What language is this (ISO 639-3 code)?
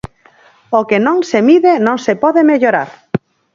glg